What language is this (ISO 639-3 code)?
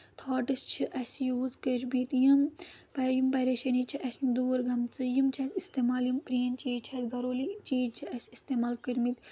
kas